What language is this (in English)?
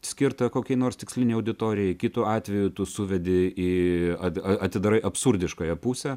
Lithuanian